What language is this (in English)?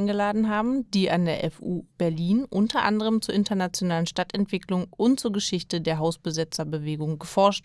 German